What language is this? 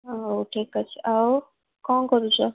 Odia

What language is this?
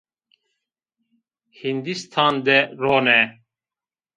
Zaza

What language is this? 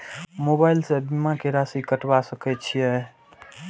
Maithili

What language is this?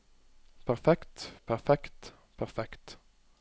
Norwegian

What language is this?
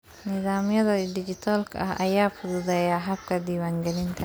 Somali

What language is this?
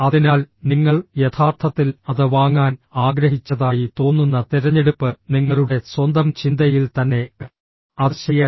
Malayalam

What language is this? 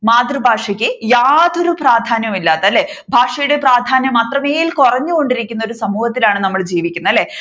Malayalam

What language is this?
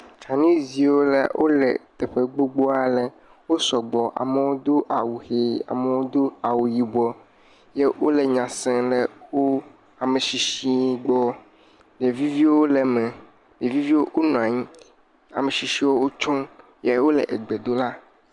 Ewe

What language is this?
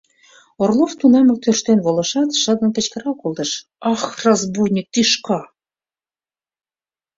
Mari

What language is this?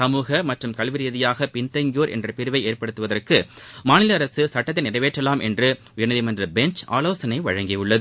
Tamil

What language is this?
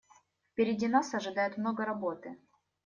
Russian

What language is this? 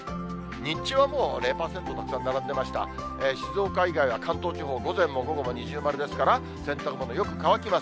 Japanese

